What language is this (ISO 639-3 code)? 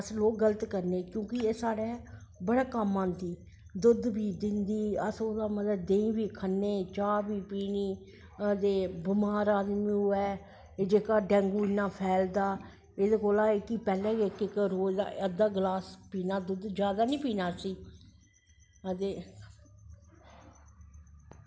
doi